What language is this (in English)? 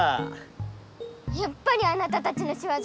Japanese